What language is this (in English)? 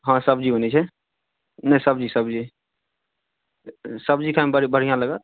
Maithili